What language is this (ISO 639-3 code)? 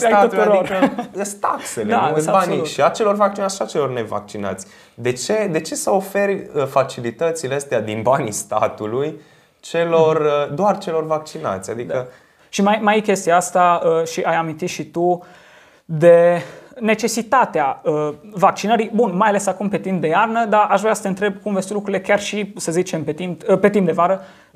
ron